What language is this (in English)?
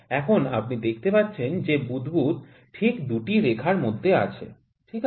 Bangla